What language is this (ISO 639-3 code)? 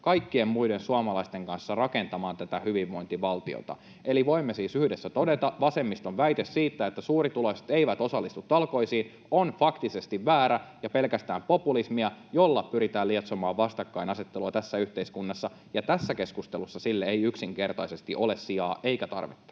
fin